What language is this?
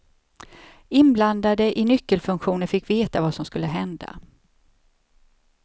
Swedish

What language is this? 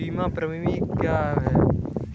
Hindi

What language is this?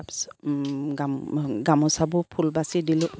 Assamese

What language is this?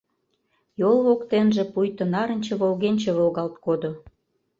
Mari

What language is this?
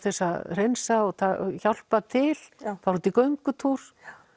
Icelandic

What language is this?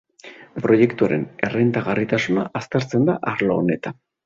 Basque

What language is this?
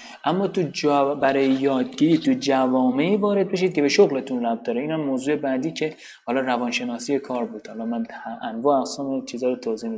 Persian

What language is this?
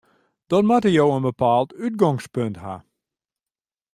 Western Frisian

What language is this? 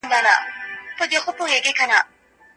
Pashto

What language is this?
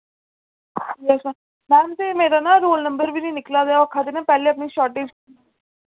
Dogri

